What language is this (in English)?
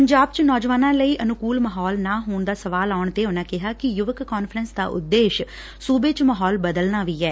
Punjabi